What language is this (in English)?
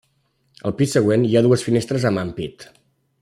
Catalan